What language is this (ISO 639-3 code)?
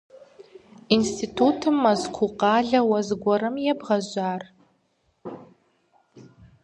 kbd